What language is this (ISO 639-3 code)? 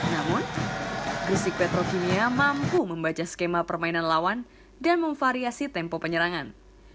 ind